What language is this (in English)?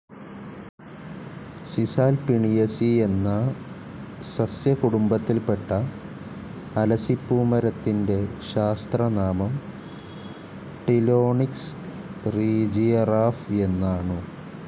Malayalam